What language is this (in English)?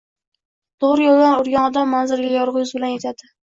Uzbek